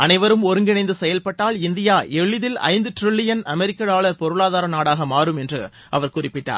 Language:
Tamil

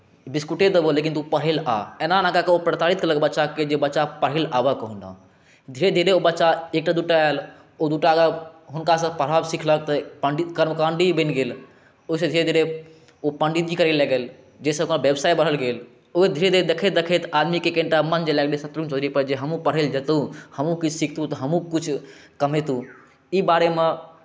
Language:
Maithili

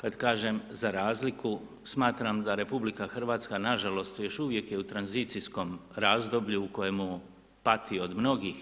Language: Croatian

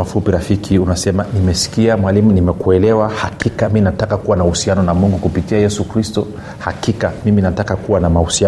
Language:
Swahili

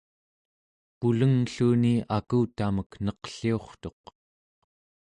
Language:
Central Yupik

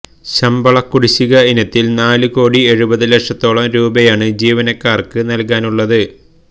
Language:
Malayalam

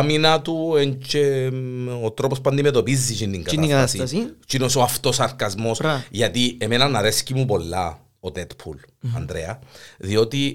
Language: Greek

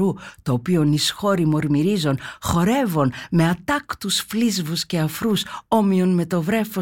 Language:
Greek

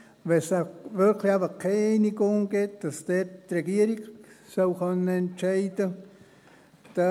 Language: Swiss German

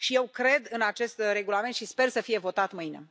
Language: Romanian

